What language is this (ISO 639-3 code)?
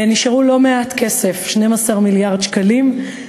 heb